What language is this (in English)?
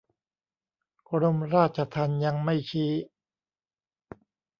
Thai